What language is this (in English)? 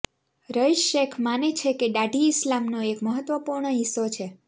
Gujarati